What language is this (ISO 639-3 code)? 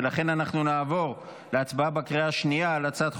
heb